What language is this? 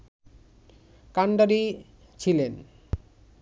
Bangla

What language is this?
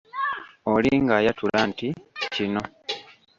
Ganda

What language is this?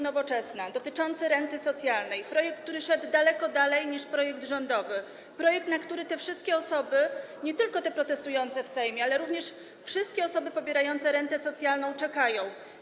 Polish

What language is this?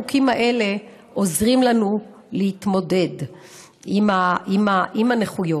Hebrew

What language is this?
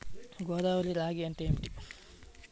Telugu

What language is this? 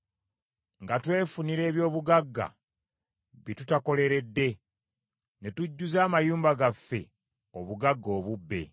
Ganda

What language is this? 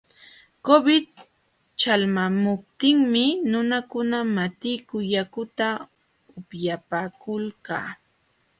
Jauja Wanca Quechua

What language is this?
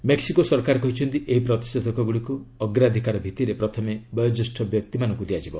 Odia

